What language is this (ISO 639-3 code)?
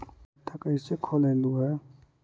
mag